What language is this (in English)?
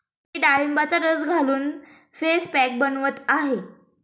Marathi